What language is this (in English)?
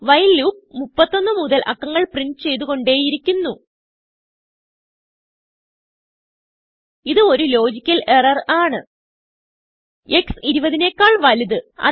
Malayalam